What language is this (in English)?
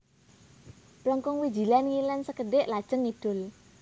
Javanese